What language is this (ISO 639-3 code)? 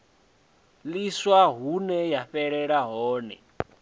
ven